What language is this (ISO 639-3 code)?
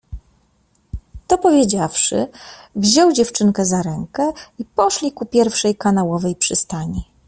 pol